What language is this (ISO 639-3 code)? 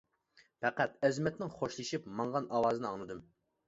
uig